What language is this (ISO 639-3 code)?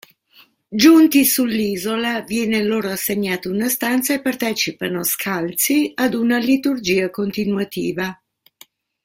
ita